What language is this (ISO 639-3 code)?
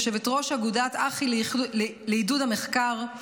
heb